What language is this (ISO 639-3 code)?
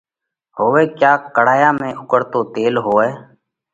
kvx